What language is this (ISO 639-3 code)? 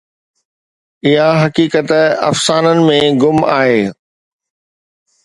snd